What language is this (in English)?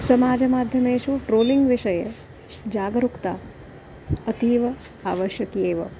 Sanskrit